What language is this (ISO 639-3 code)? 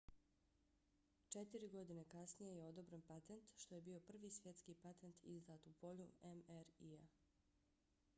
bos